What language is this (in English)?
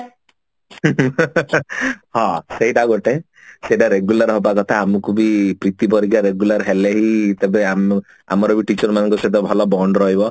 Odia